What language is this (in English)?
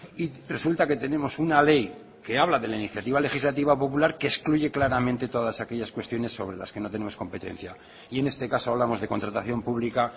Spanish